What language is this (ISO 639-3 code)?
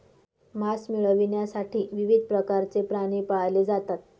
mar